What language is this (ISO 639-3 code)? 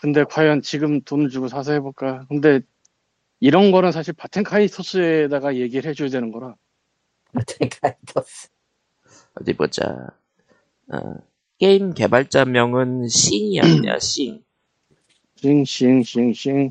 kor